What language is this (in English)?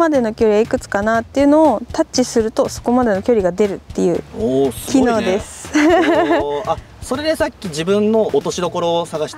Japanese